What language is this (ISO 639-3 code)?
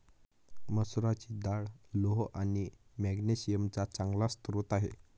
mar